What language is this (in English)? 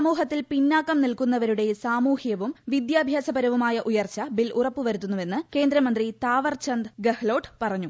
Malayalam